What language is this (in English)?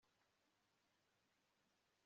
Kinyarwanda